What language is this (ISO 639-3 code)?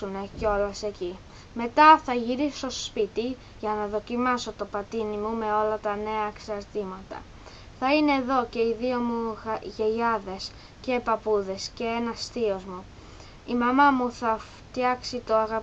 ell